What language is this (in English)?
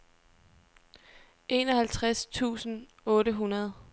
Danish